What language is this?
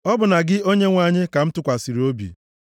Igbo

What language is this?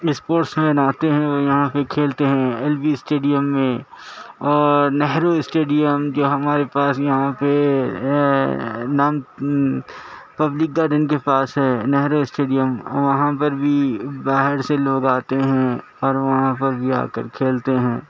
Urdu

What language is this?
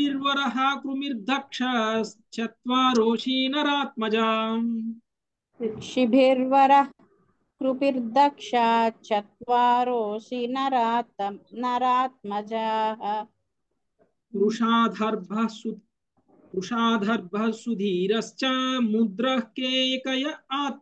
Telugu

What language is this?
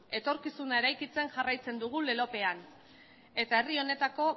Basque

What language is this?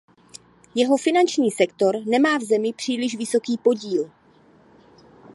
Czech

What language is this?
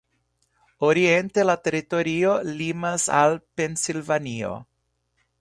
Esperanto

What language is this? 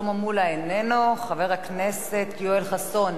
Hebrew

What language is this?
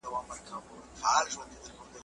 Pashto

